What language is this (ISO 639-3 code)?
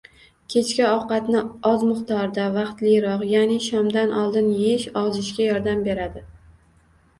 uzb